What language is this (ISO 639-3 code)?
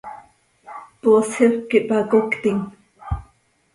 sei